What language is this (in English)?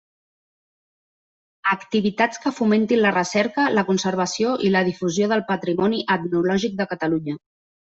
Catalan